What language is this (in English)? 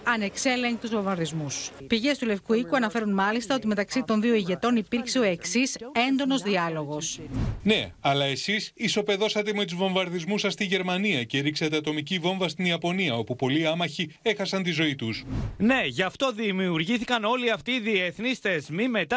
Greek